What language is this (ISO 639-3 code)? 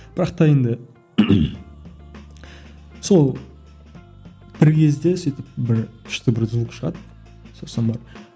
kaz